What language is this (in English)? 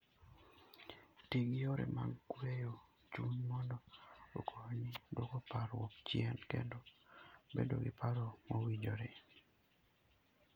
Luo (Kenya and Tanzania)